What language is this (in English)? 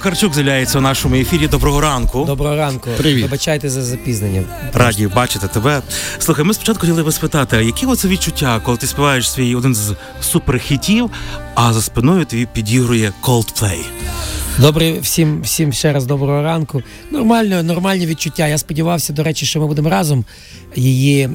Ukrainian